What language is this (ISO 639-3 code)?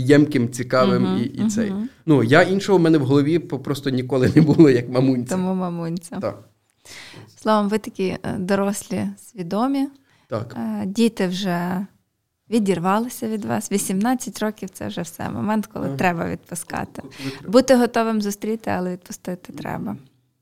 ukr